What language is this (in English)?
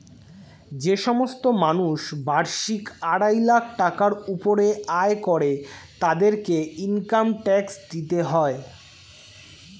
Bangla